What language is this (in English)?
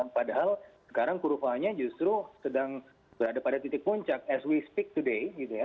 Indonesian